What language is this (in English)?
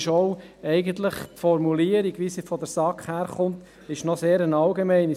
Swiss German